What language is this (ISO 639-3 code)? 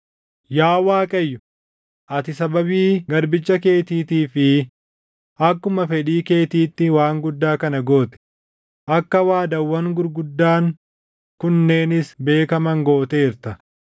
orm